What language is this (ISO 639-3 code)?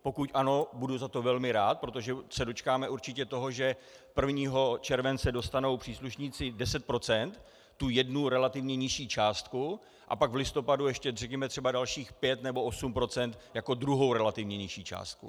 ces